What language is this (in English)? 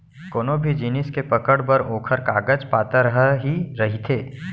Chhattisgarhi